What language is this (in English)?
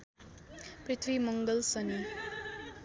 Nepali